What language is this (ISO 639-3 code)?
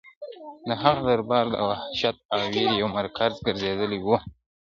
pus